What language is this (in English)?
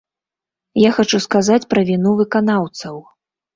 Belarusian